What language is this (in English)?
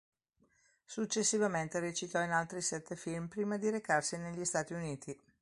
Italian